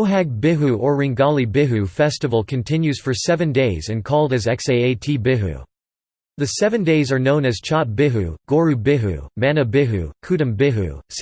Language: English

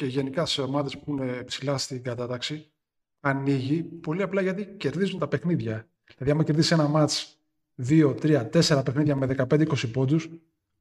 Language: Greek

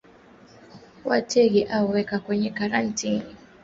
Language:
Swahili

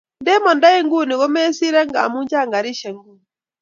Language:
Kalenjin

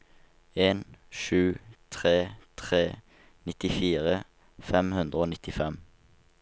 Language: Norwegian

